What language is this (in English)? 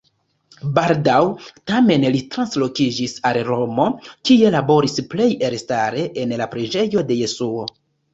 Esperanto